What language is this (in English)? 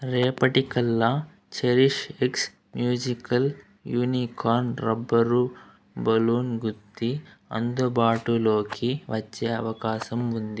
Telugu